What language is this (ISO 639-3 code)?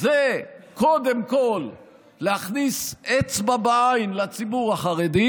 heb